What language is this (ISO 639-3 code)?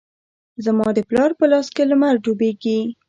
pus